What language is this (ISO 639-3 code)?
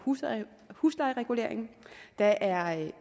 dan